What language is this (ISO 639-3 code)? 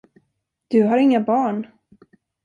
swe